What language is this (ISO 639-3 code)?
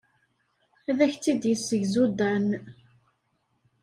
kab